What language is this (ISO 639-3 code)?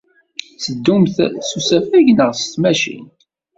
kab